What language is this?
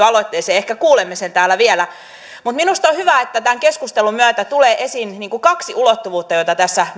Finnish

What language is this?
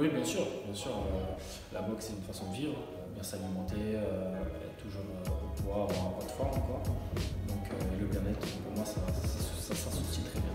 French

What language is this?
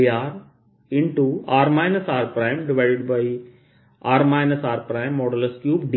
Hindi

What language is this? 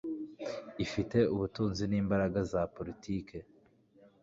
Kinyarwanda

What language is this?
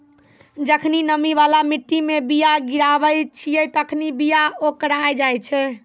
Maithili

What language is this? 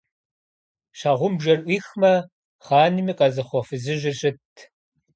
Kabardian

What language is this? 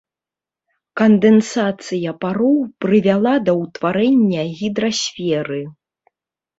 Belarusian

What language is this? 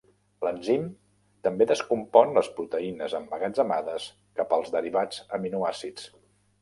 Catalan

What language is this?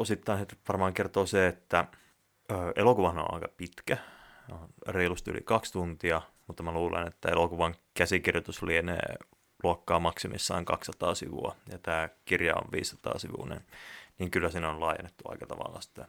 Finnish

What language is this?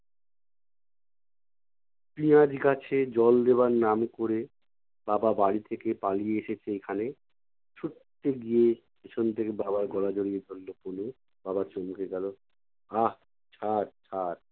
Bangla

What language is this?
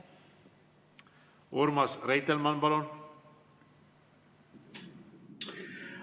Estonian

